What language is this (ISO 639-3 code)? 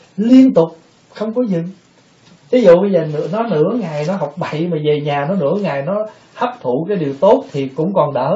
vie